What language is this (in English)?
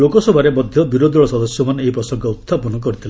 Odia